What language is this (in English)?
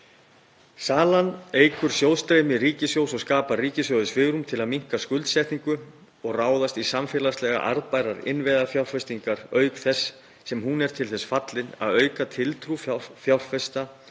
Icelandic